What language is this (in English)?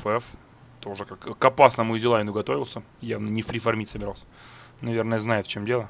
Russian